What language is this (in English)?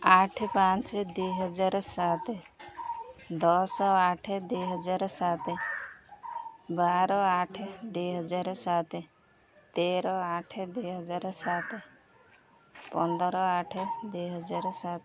Odia